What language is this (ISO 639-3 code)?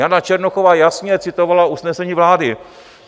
ces